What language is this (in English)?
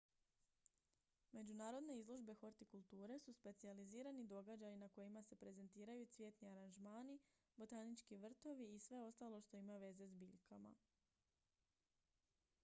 Croatian